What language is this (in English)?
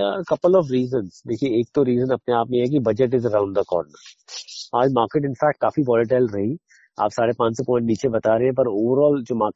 Hindi